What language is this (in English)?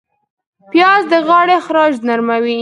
Pashto